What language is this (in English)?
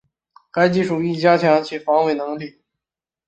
Chinese